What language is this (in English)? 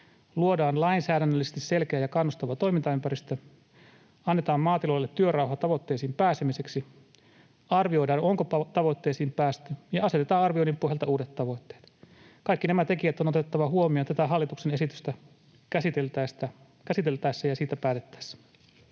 Finnish